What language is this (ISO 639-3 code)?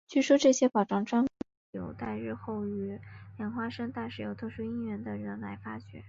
zho